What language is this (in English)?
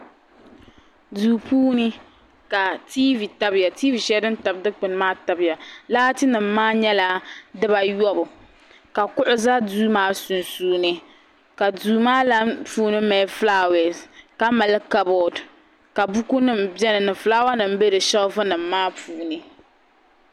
Dagbani